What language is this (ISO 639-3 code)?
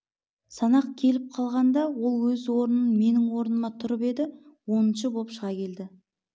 kaz